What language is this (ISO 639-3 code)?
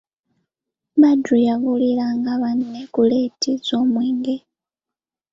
lug